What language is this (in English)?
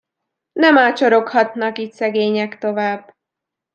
Hungarian